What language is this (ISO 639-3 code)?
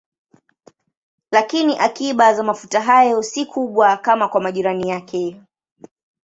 swa